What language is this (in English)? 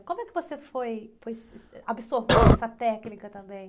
Portuguese